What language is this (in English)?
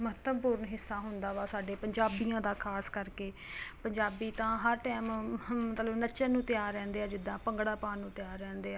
Punjabi